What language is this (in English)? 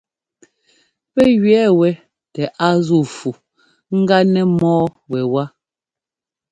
Ngomba